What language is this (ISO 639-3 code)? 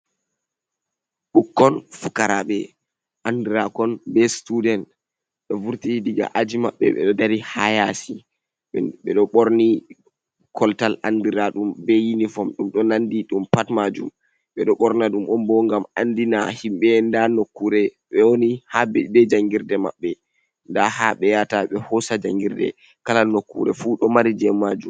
ful